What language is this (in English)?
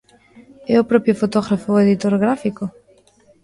Galician